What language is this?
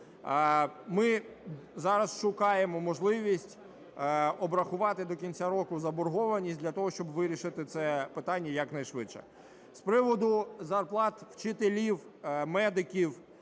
Ukrainian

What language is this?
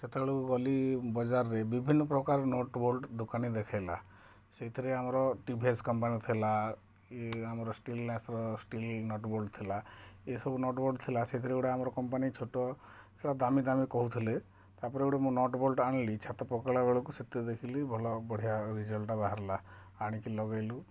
Odia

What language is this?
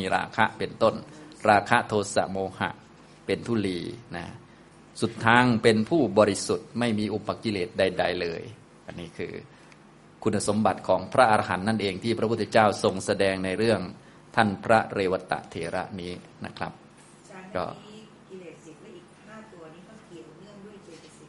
Thai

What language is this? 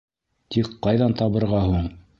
Bashkir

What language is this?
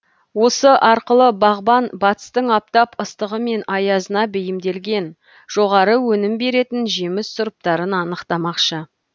Kazakh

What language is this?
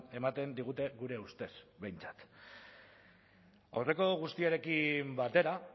Basque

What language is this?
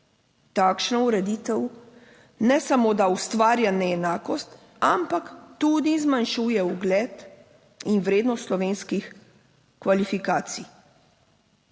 Slovenian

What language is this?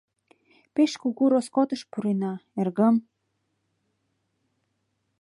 Mari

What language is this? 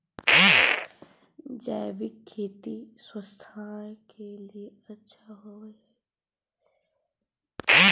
Magahi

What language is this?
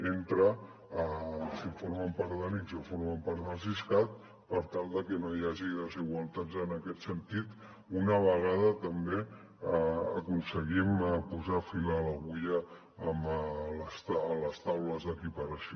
Catalan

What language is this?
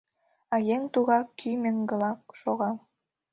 Mari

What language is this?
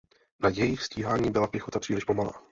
Czech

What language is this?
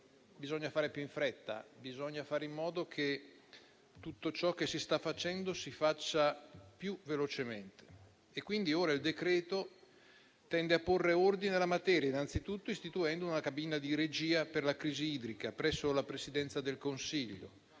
Italian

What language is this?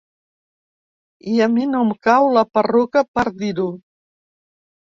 Catalan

